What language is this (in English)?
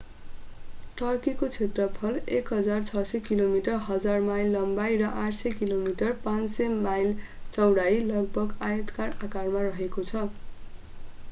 Nepali